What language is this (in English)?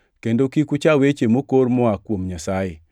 Luo (Kenya and Tanzania)